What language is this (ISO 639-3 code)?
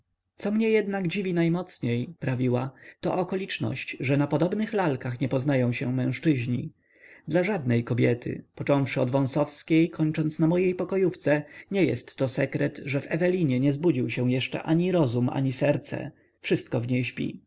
pol